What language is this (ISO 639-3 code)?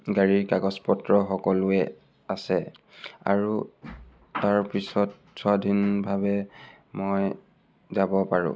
asm